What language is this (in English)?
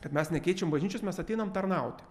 Lithuanian